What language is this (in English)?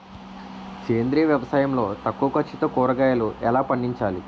Telugu